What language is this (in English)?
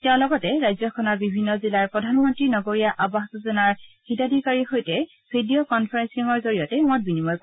Assamese